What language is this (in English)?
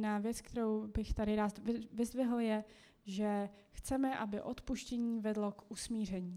Czech